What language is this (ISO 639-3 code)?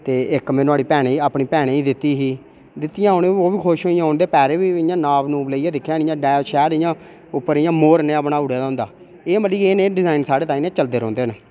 doi